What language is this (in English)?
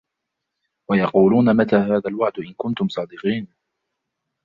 Arabic